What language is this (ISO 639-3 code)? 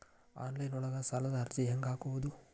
kan